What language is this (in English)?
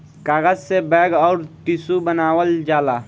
Bhojpuri